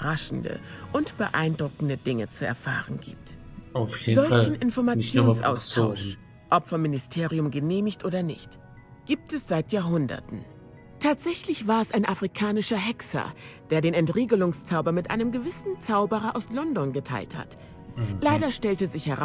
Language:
German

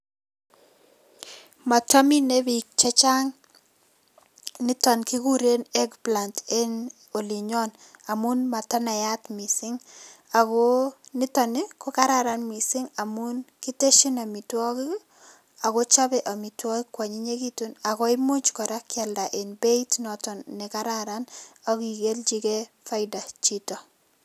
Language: Kalenjin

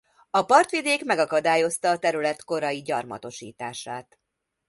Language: Hungarian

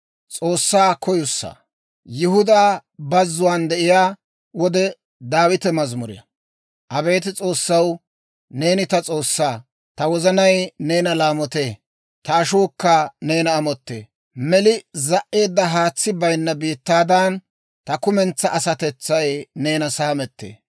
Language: Dawro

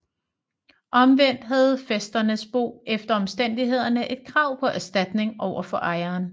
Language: Danish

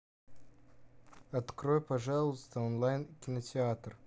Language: Russian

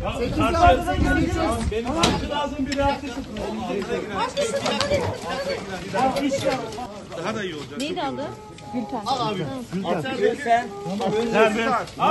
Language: Turkish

